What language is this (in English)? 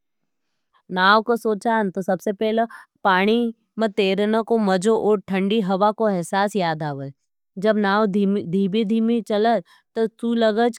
Nimadi